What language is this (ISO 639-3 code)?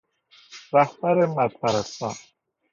fas